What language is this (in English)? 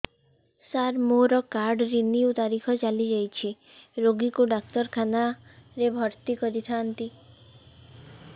Odia